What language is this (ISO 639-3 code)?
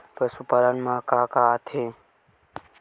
hne